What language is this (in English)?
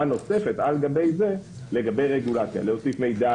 Hebrew